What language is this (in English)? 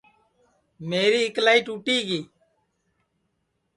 Sansi